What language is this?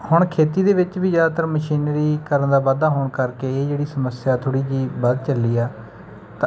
Punjabi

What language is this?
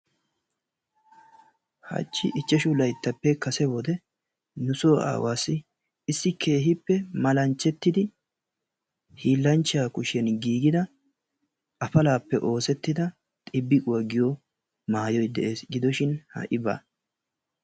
Wolaytta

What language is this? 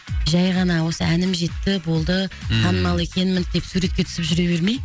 Kazakh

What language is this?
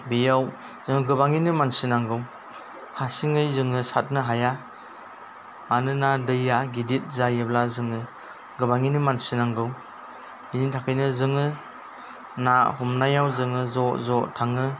Bodo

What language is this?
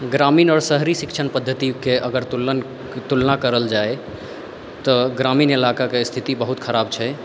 Maithili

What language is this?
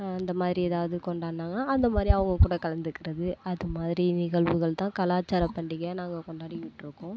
Tamil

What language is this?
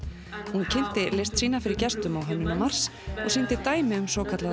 Icelandic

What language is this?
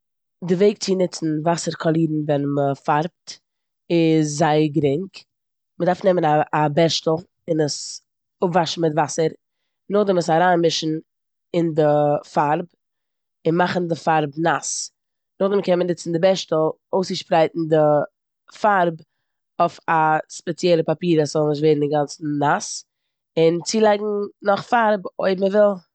Yiddish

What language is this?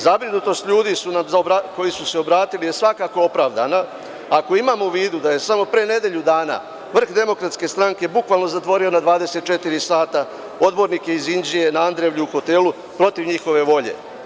Serbian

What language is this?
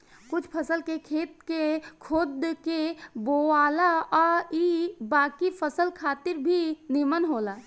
Bhojpuri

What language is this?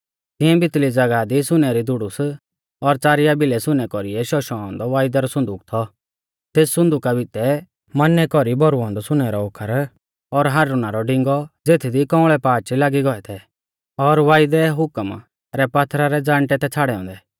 Mahasu Pahari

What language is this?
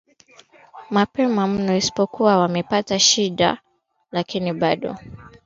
Swahili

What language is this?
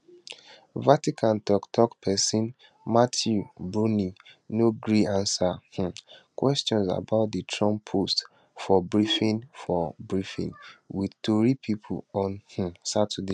Nigerian Pidgin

